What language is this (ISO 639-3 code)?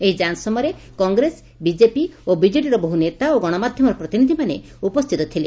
ori